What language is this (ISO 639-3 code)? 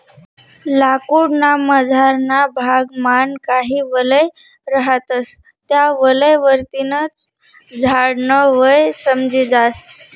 mar